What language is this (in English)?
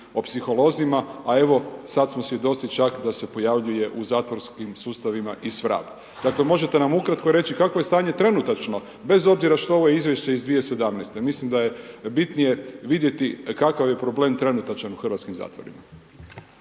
Croatian